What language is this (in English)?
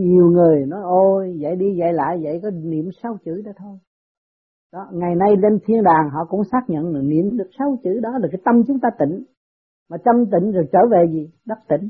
Vietnamese